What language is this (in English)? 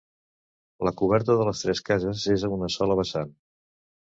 Catalan